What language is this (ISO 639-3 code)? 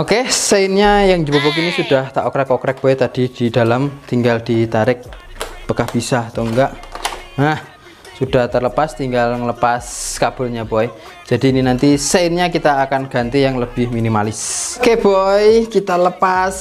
ind